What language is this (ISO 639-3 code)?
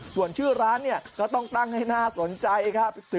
tha